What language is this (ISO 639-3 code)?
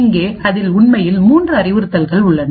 tam